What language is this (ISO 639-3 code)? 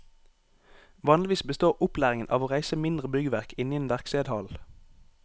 nor